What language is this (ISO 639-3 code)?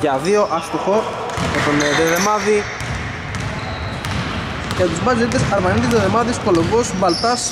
ell